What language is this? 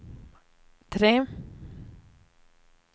Swedish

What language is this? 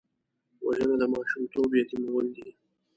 Pashto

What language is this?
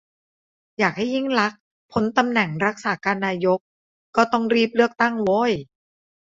Thai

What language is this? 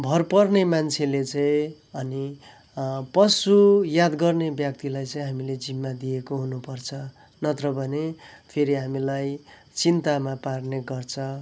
Nepali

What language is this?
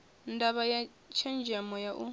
Venda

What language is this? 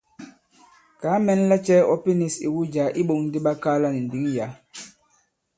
Bankon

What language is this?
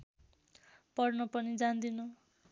Nepali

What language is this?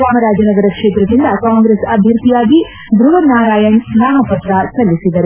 Kannada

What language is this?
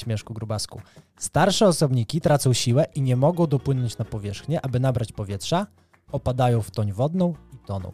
Polish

